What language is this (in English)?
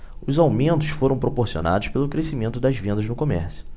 Portuguese